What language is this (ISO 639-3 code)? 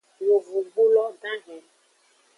ajg